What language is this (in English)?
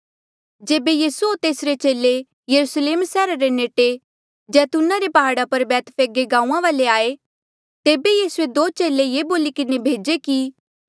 Mandeali